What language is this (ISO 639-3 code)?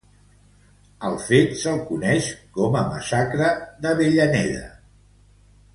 cat